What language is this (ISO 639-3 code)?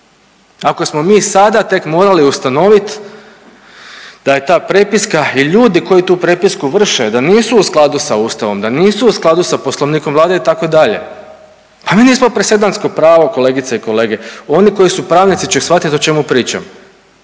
hrv